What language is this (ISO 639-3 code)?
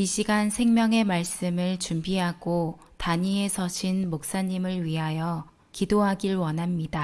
kor